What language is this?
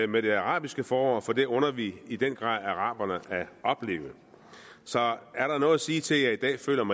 Danish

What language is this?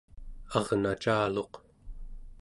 Central Yupik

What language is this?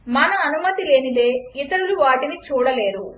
Telugu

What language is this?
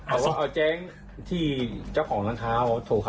Thai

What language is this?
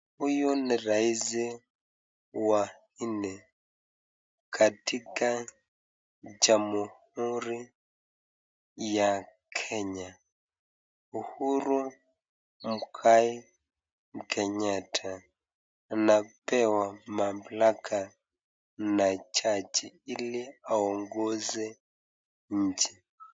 Swahili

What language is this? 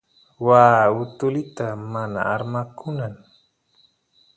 Santiago del Estero Quichua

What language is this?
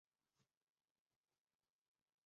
Chinese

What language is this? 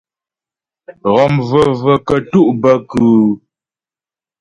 Ghomala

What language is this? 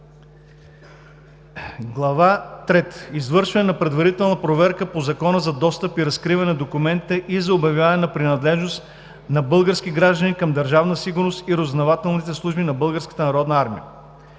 Bulgarian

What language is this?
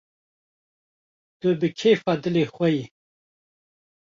Kurdish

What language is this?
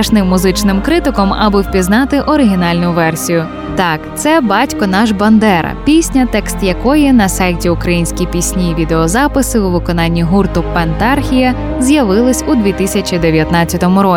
Ukrainian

